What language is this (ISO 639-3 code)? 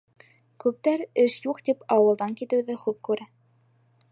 bak